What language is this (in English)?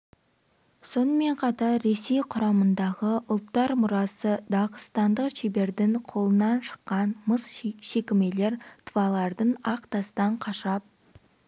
Kazakh